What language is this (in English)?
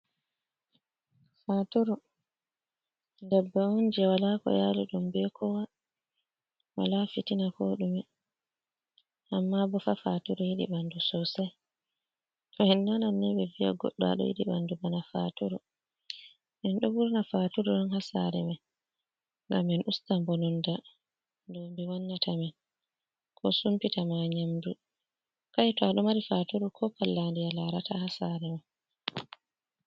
Fula